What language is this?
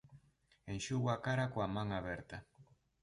Galician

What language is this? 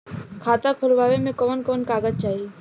Bhojpuri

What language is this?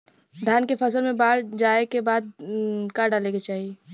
Bhojpuri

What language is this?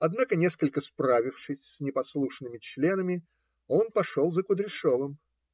Russian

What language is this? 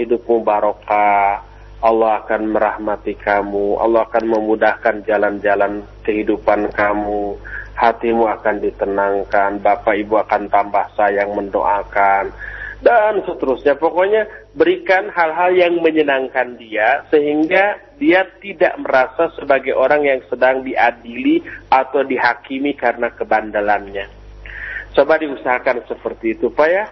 Indonesian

